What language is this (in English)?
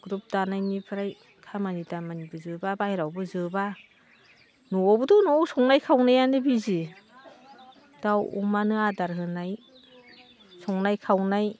Bodo